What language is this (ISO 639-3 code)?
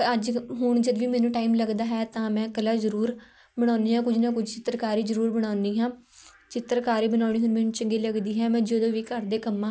pan